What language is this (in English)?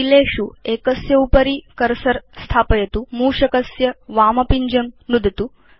Sanskrit